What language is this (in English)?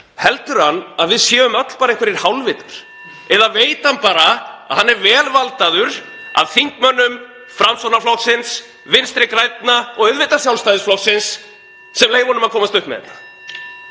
Icelandic